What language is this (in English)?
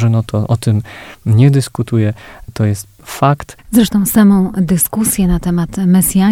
Polish